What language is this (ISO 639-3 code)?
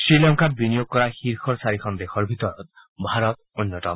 asm